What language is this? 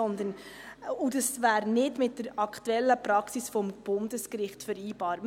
Swiss German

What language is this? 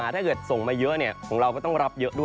Thai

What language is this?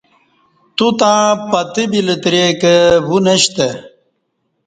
Kati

